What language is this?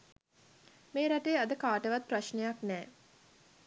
Sinhala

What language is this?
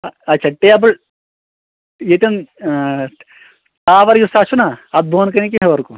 Kashmiri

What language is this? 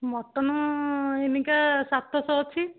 Odia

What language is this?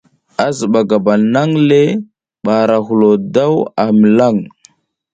South Giziga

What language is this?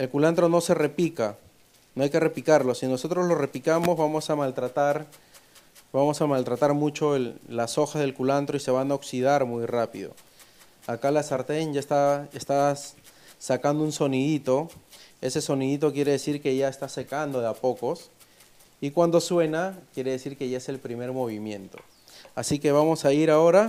Spanish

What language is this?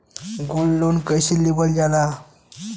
Bhojpuri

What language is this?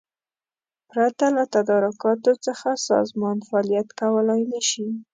Pashto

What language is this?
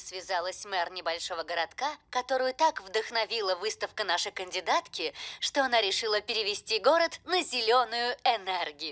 Russian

